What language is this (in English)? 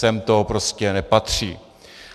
Czech